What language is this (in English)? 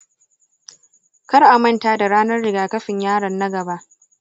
Hausa